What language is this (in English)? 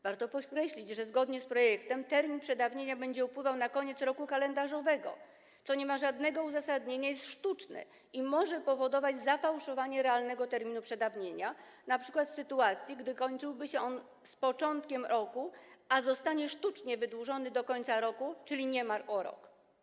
Polish